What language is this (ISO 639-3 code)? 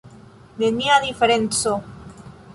epo